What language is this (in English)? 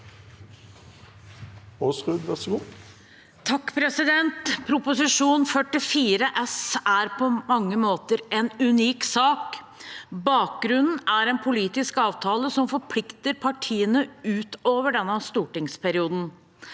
Norwegian